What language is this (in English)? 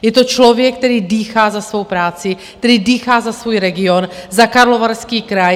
Czech